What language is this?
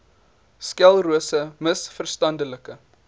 Afrikaans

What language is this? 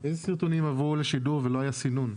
Hebrew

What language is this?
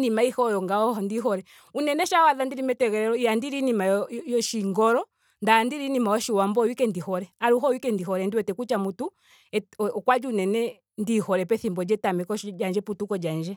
Ndonga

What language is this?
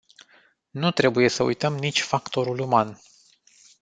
Romanian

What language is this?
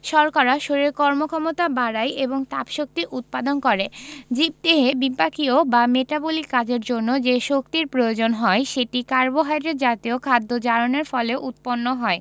Bangla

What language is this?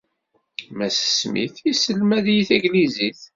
Kabyle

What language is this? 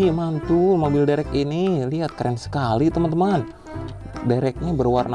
Indonesian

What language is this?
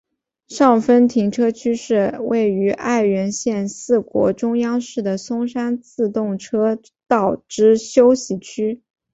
Chinese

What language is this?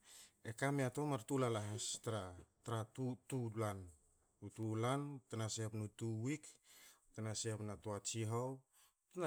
Hakö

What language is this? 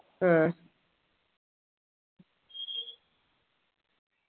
Malayalam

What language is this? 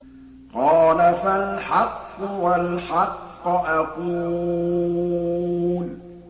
Arabic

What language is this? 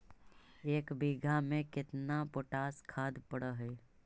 Magahi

